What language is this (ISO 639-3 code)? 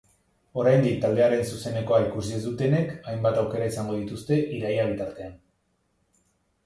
eus